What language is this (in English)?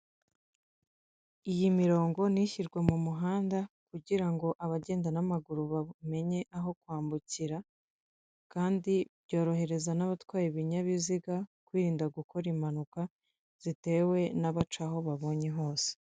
Kinyarwanda